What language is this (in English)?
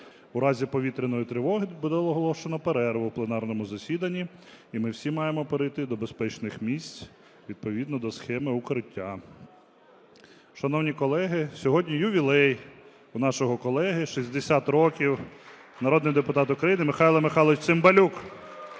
Ukrainian